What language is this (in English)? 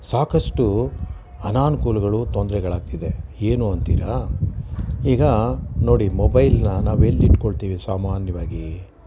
Kannada